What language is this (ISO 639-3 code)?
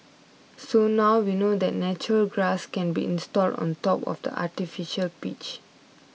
eng